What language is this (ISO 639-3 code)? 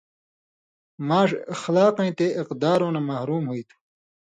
mvy